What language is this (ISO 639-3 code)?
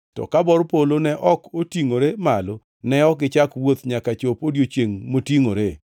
luo